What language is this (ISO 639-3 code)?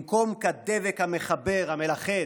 heb